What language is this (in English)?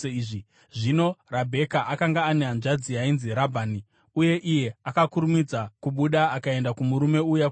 Shona